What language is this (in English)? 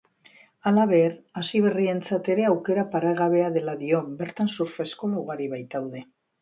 Basque